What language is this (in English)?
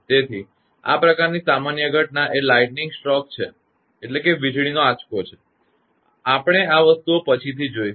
Gujarati